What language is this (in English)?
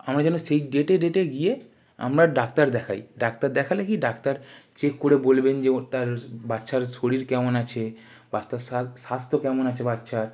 Bangla